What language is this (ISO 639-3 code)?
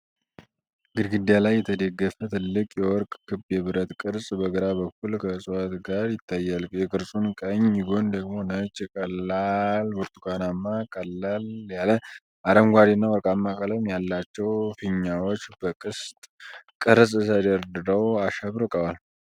amh